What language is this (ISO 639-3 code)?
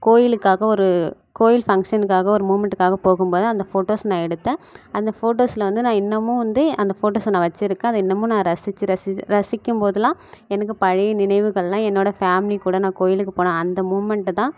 tam